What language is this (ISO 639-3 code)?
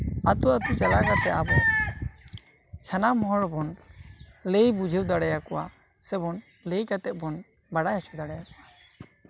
sat